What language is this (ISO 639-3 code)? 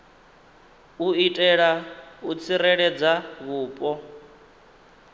ven